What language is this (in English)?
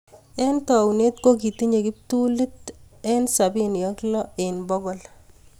Kalenjin